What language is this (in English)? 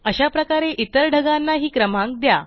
Marathi